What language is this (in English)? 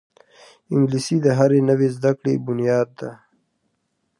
Pashto